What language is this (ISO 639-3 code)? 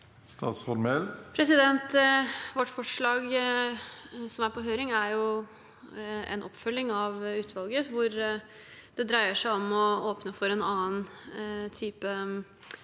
nor